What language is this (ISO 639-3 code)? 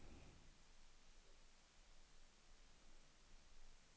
swe